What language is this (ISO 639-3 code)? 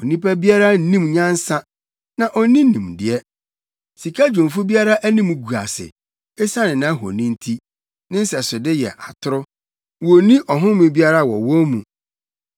aka